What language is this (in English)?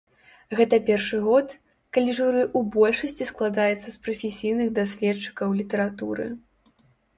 Belarusian